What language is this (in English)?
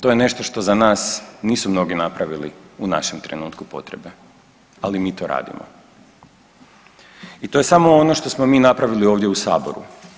Croatian